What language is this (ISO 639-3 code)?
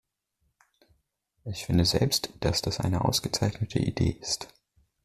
deu